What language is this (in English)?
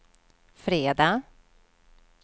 Swedish